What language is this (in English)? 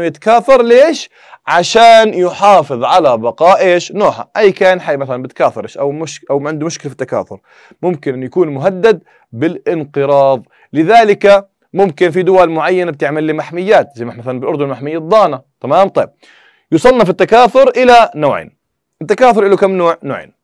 Arabic